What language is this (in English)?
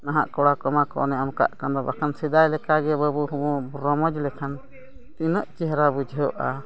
Santali